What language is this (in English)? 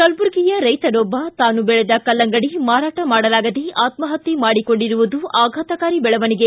Kannada